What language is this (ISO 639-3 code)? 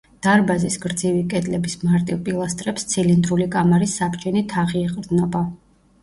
kat